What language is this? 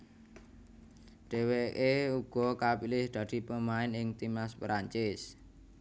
Javanese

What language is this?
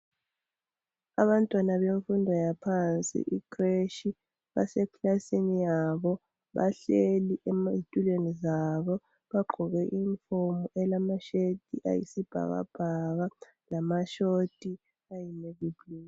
North Ndebele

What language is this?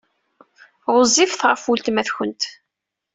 Kabyle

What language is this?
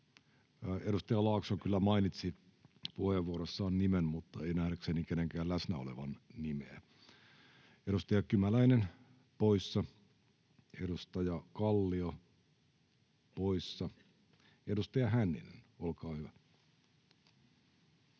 Finnish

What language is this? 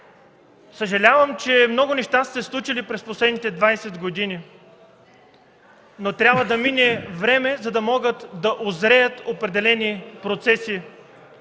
Bulgarian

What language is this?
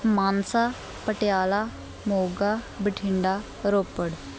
Punjabi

